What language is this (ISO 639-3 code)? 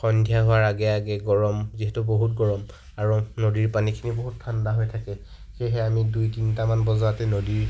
asm